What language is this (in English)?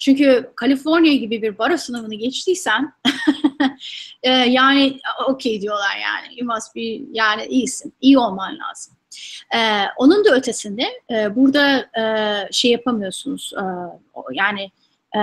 Turkish